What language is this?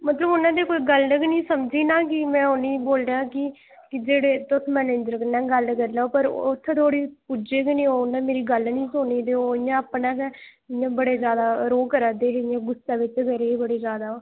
Dogri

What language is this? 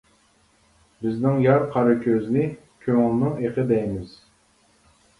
Uyghur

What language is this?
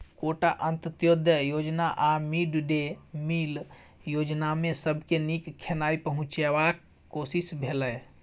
Maithili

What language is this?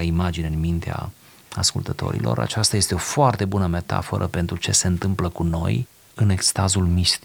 Romanian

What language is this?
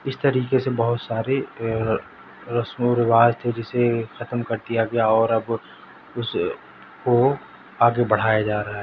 Urdu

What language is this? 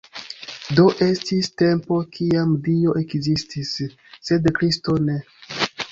Esperanto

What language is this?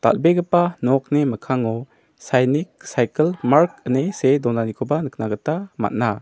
Garo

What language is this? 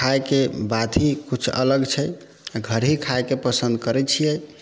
Maithili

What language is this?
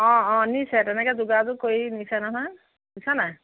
Assamese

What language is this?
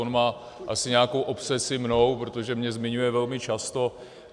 Czech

